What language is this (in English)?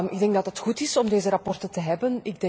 Dutch